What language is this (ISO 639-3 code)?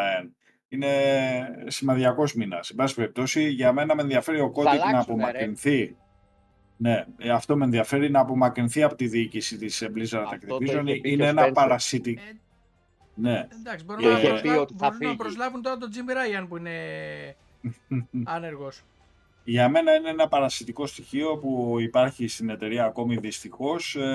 ell